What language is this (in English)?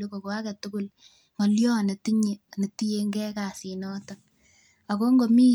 Kalenjin